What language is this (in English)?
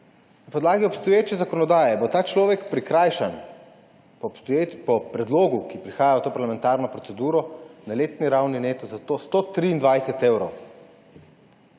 Slovenian